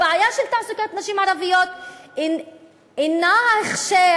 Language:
Hebrew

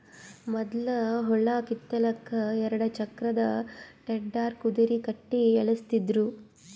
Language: Kannada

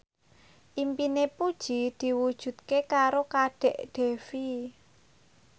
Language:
Javanese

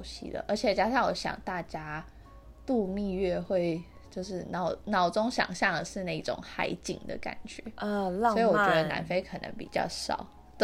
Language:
Chinese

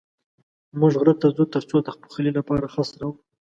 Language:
Pashto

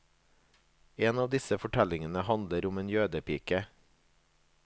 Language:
Norwegian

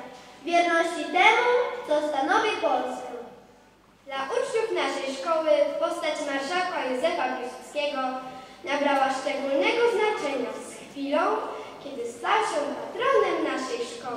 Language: Polish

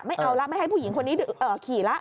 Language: Thai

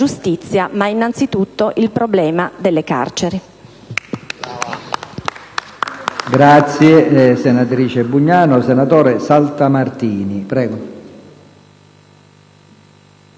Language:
Italian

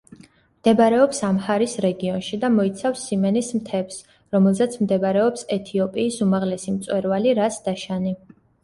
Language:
Georgian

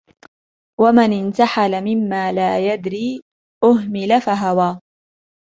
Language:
Arabic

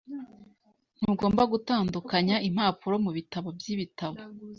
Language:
Kinyarwanda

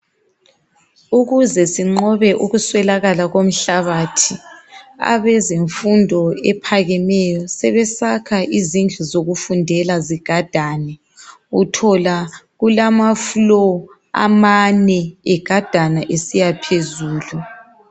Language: North Ndebele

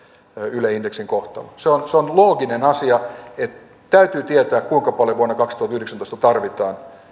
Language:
Finnish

